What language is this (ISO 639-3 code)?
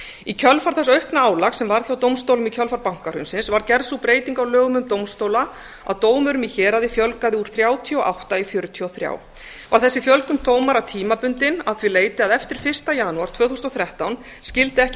isl